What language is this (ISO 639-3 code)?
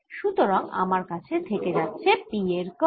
ben